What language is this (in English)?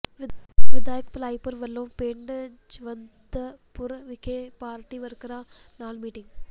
Punjabi